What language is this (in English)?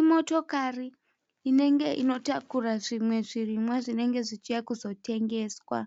Shona